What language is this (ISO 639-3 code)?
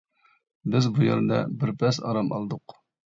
uig